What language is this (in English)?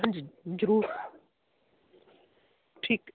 Punjabi